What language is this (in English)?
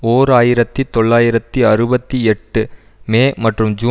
Tamil